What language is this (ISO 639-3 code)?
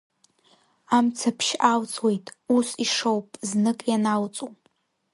abk